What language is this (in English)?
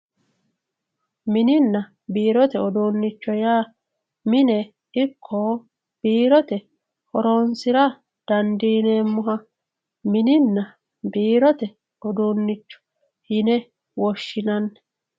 Sidamo